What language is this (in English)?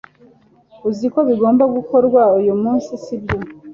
Kinyarwanda